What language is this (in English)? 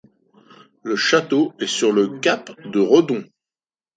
French